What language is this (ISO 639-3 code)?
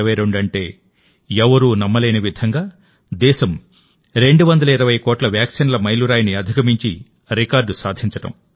tel